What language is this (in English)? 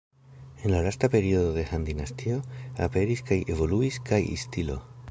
Esperanto